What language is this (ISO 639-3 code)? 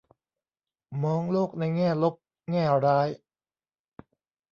tha